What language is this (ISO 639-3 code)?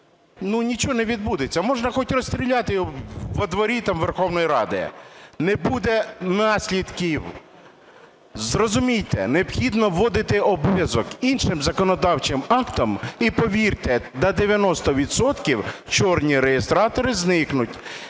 ukr